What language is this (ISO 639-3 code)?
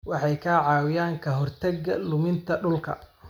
som